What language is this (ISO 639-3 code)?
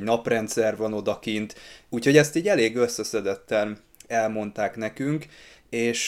hun